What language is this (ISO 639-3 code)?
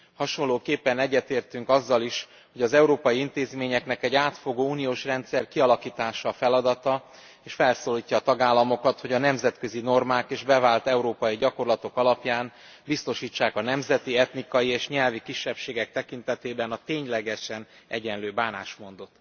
hun